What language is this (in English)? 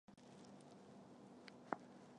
Chinese